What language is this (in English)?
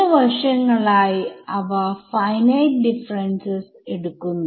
Malayalam